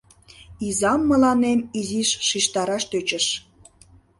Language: Mari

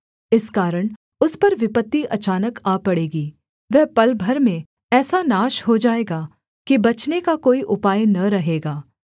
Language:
Hindi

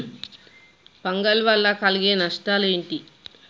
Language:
Telugu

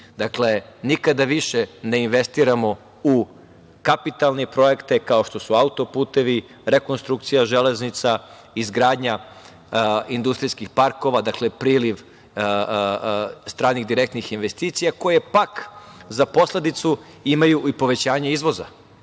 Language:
Serbian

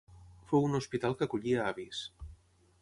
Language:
Catalan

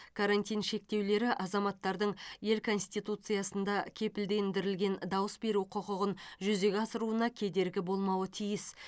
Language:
Kazakh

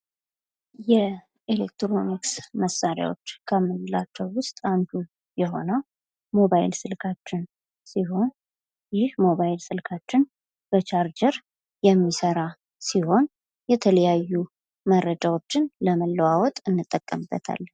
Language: Amharic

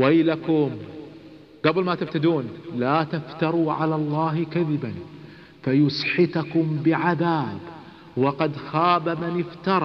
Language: Arabic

